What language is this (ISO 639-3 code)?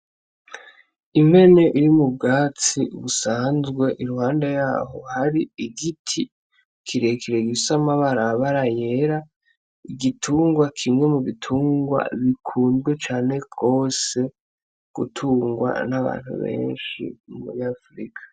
run